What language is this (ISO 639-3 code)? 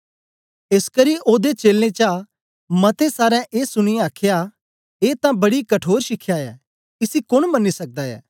doi